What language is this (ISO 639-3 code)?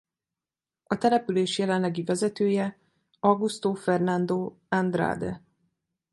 hun